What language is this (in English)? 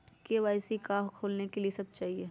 Magahi